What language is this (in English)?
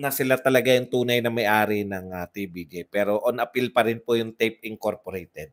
Filipino